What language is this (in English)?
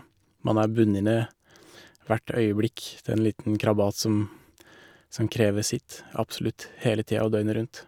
Norwegian